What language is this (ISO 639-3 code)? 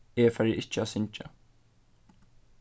fao